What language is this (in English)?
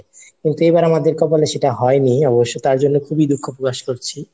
Bangla